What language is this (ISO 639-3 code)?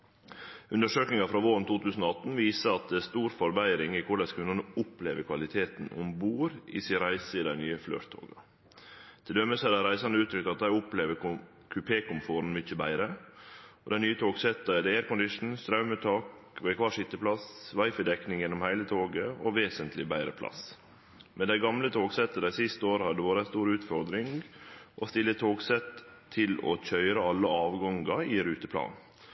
nno